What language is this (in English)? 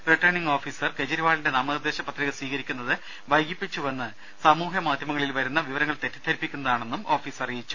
Malayalam